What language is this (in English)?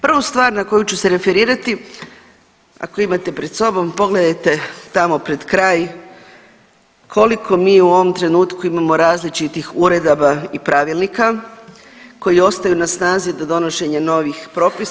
Croatian